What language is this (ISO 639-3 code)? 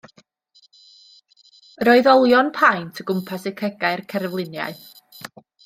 cym